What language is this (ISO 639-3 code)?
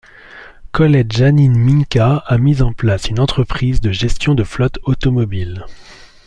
fra